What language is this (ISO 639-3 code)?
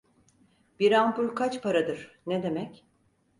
tur